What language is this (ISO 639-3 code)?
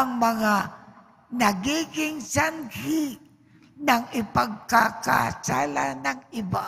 fil